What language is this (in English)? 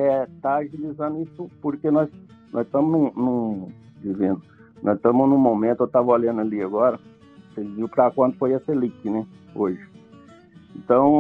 Portuguese